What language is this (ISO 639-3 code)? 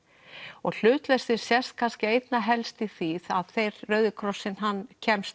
isl